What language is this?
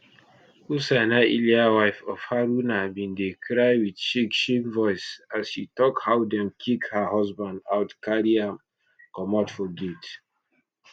Nigerian Pidgin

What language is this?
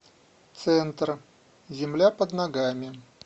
Russian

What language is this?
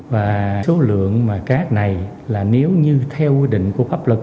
Vietnamese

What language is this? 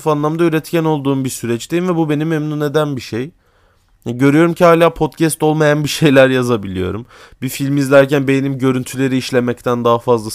Turkish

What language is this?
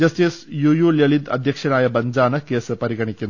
Malayalam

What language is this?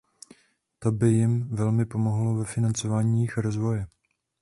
Czech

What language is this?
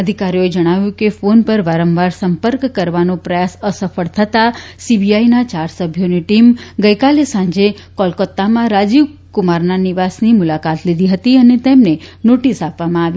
Gujarati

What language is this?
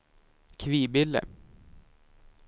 Swedish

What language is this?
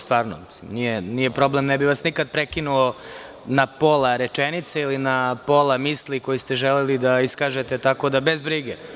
Serbian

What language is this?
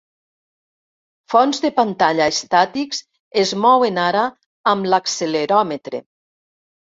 Catalan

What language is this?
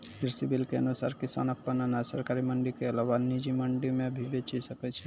Maithili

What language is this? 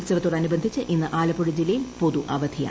Malayalam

